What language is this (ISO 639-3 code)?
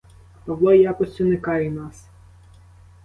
ukr